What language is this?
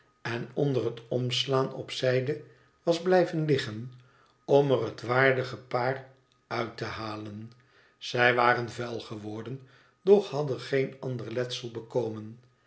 Dutch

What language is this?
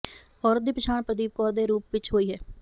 Punjabi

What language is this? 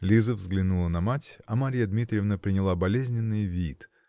Russian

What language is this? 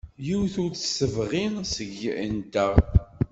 Kabyle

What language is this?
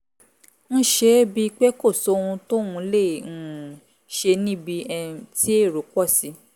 Yoruba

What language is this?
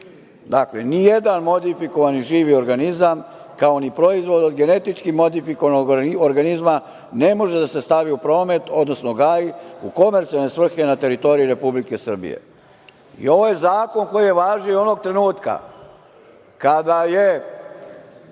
Serbian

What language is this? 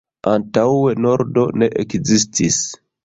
Esperanto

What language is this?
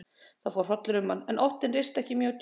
Icelandic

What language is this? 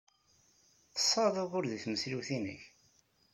Kabyle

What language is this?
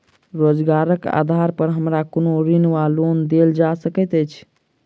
Maithili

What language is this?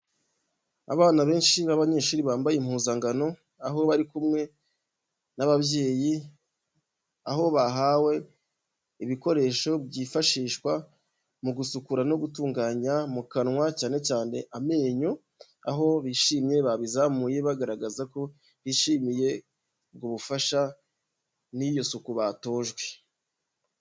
Kinyarwanda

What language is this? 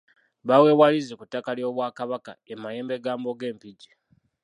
Ganda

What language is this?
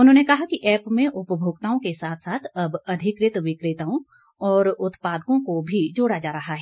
Hindi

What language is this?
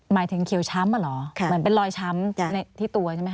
Thai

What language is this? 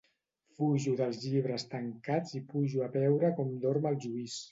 Catalan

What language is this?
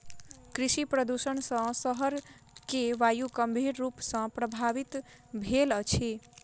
Maithili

